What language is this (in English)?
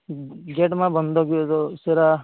Santali